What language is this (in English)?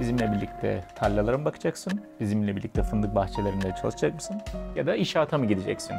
Turkish